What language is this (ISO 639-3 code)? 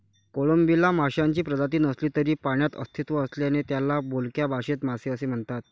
mar